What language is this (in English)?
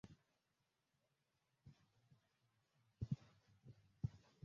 Swahili